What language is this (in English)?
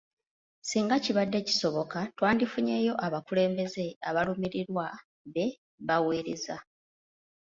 Ganda